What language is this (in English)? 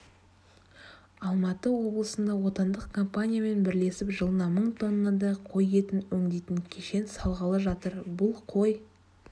Kazakh